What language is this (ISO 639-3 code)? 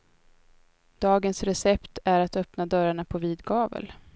swe